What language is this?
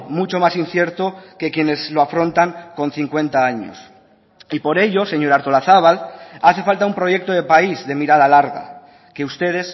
Spanish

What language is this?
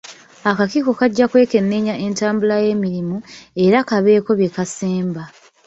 Ganda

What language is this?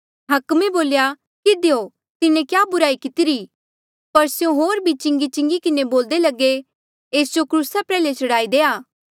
Mandeali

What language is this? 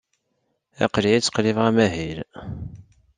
Kabyle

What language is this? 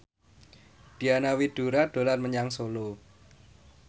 Javanese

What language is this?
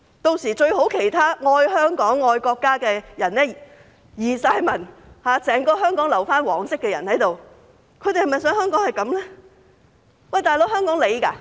Cantonese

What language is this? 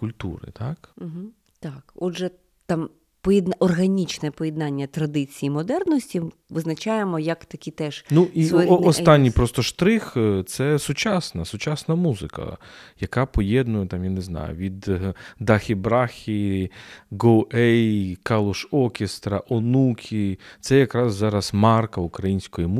Ukrainian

